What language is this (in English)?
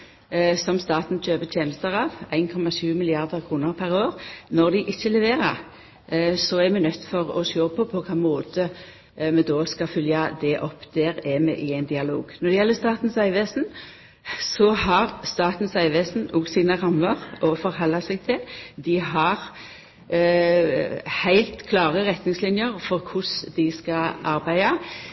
Norwegian Nynorsk